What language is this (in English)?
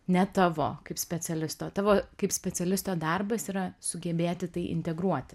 Lithuanian